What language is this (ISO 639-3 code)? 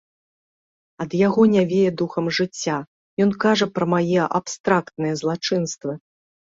bel